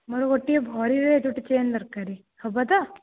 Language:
Odia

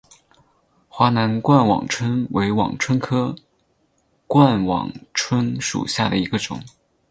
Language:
Chinese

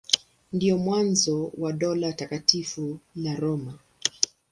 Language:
Swahili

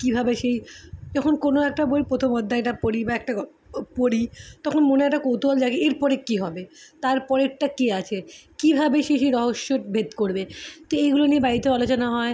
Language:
Bangla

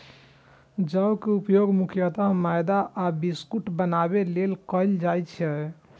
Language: Maithili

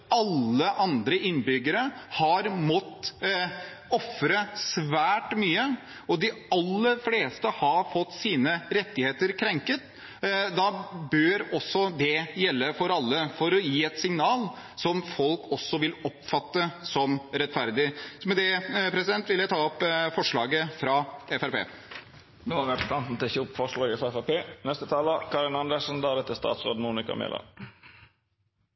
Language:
Norwegian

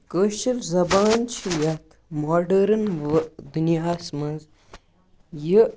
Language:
Kashmiri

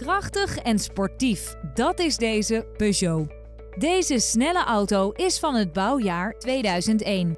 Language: Dutch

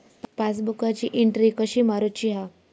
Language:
Marathi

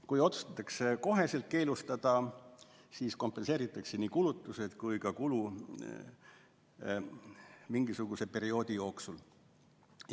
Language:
Estonian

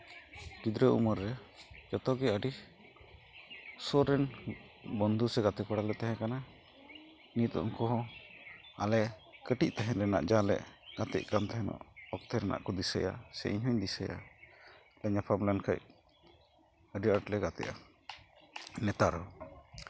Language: Santali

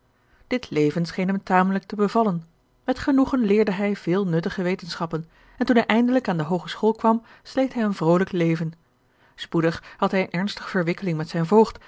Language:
Dutch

